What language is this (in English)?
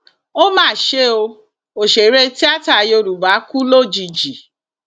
Yoruba